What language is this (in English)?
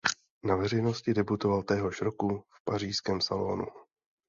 Czech